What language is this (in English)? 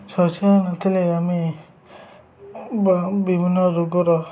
Odia